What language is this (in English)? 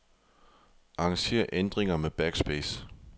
Danish